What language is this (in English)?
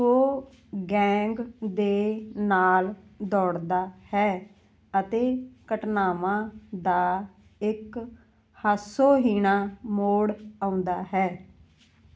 Punjabi